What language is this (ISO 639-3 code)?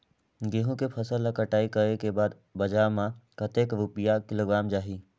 hne